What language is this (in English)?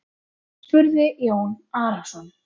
Icelandic